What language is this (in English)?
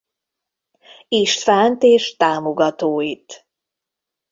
Hungarian